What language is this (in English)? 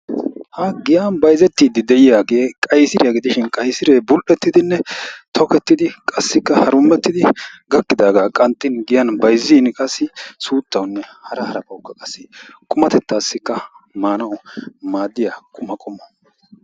Wolaytta